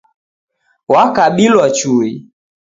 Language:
Taita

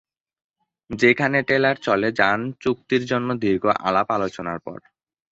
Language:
Bangla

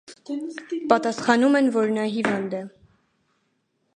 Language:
Armenian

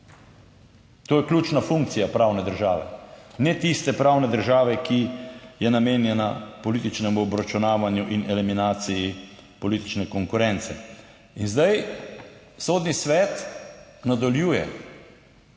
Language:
Slovenian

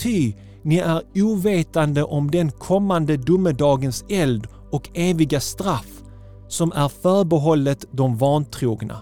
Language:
Swedish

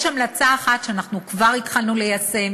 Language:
Hebrew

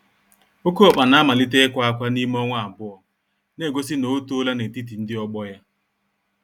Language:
Igbo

